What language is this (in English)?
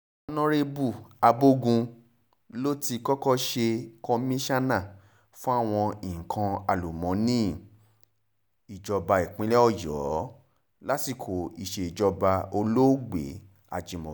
Yoruba